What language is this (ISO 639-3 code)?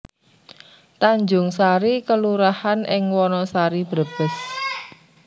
jav